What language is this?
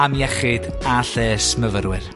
Welsh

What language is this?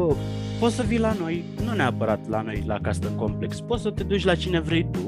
Romanian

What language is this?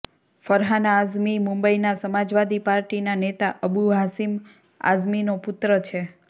Gujarati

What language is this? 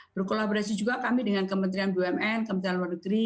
Indonesian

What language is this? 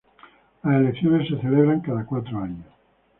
Spanish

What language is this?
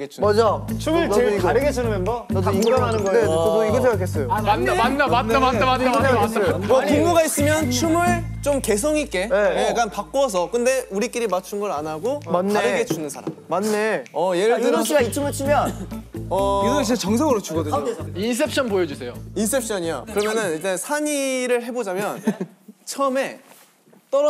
Korean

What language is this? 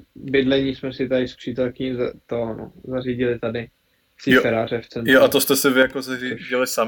Czech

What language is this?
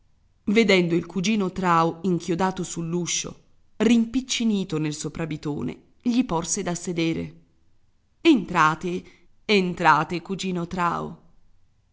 Italian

